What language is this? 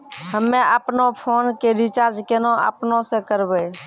Maithili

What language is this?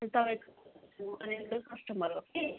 Nepali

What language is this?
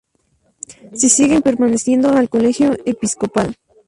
Spanish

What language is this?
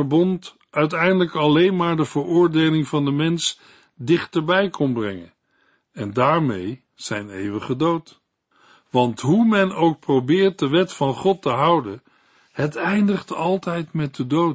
Dutch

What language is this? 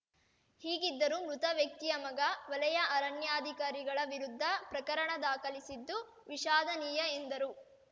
Kannada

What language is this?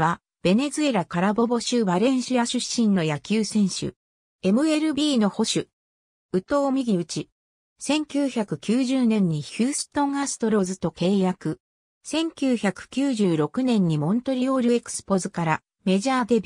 Japanese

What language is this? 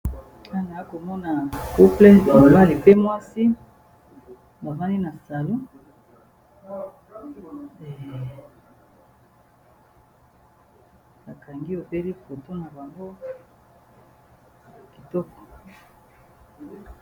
Lingala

